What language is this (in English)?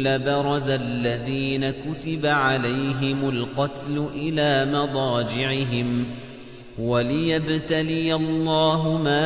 Arabic